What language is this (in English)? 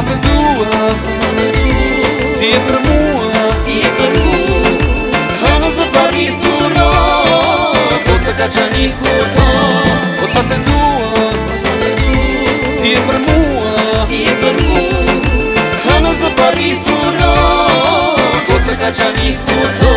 Romanian